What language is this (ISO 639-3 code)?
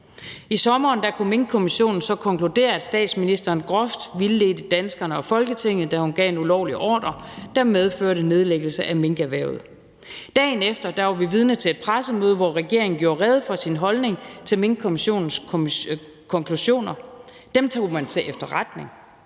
dan